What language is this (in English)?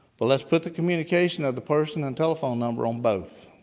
English